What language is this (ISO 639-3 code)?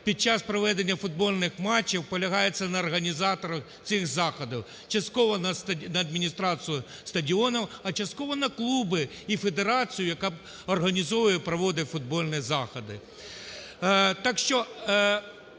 ukr